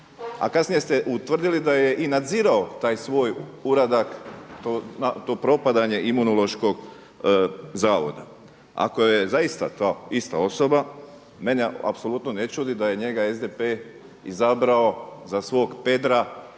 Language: Croatian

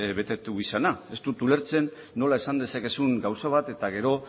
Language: Basque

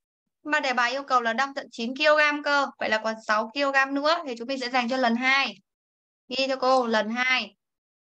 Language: Vietnamese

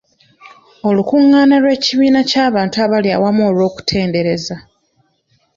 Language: Ganda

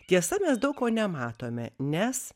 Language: Lithuanian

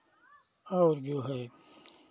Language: Hindi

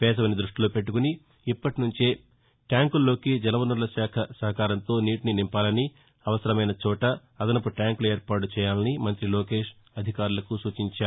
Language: Telugu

